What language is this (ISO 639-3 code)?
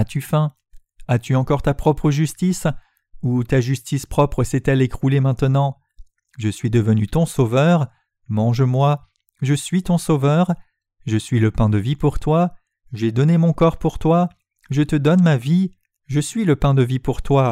fra